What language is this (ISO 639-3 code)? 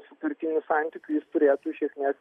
lit